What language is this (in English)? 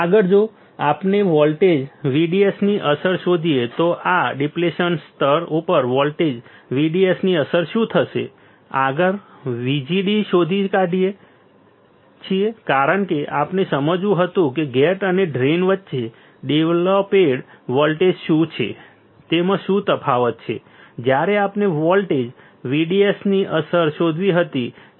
Gujarati